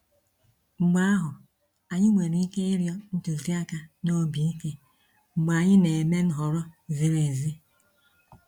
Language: Igbo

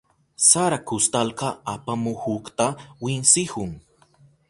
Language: Southern Pastaza Quechua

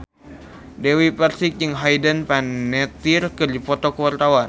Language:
Sundanese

